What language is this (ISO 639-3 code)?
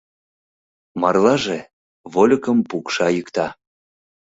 chm